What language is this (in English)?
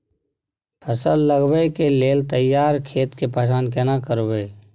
Maithili